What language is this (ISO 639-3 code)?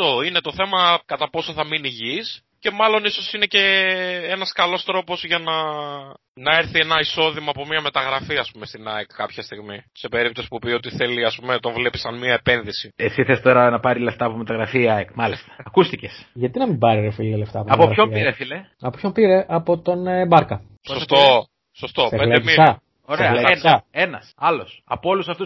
ell